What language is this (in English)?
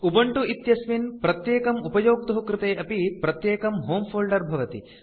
Sanskrit